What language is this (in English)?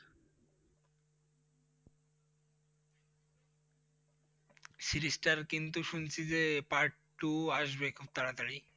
Bangla